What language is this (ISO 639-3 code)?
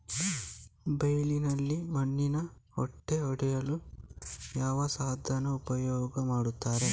kan